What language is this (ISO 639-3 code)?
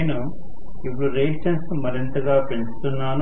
tel